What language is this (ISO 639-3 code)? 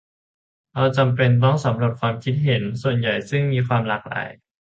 tha